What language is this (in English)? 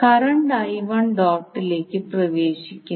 Malayalam